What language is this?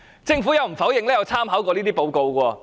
Cantonese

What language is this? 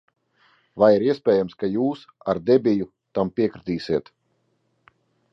Latvian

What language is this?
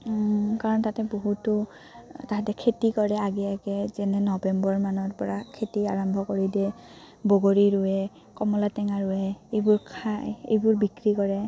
Assamese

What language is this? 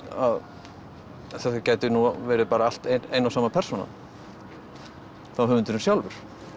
Icelandic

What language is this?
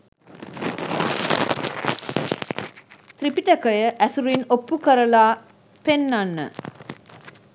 Sinhala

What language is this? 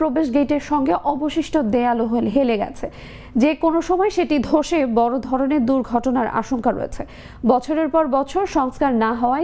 Romanian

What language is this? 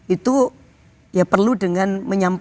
Indonesian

